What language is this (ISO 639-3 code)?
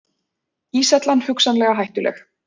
isl